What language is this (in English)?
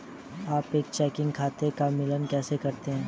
Hindi